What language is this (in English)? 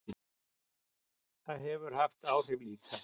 Icelandic